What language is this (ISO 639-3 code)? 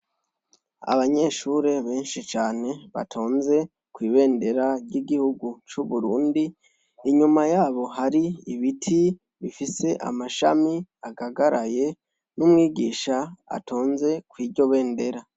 run